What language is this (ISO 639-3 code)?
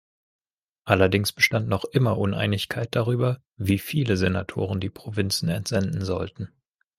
deu